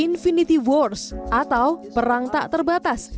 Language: Indonesian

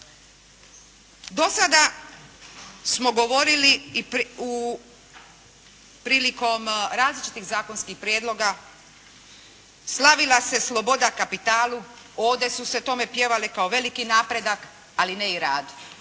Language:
Croatian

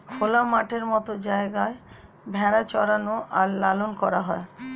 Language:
Bangla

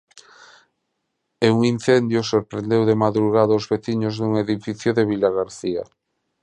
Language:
Galician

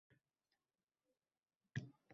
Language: Uzbek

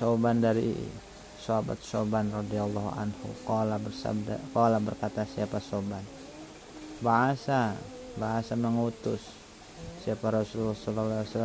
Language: Indonesian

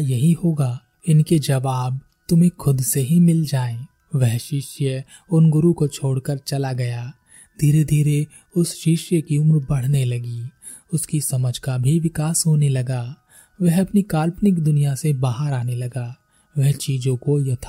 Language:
Hindi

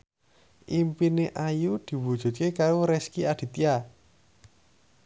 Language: Javanese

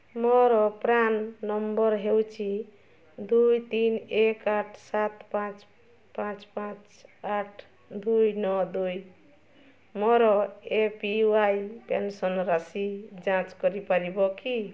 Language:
Odia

